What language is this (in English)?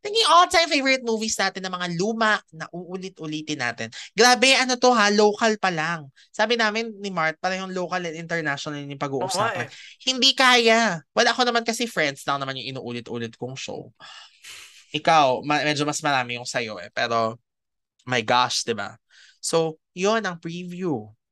Filipino